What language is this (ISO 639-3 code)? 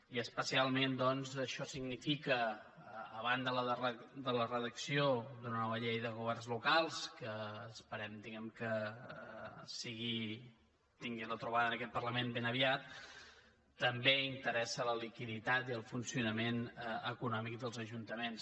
cat